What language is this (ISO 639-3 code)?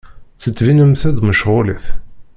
kab